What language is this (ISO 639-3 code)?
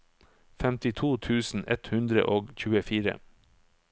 nor